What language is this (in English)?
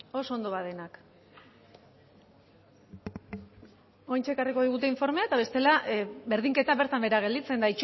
Basque